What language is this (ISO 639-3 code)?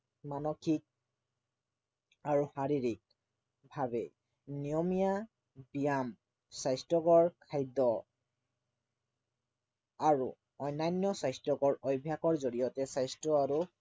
asm